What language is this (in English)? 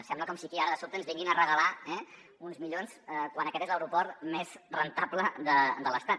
Catalan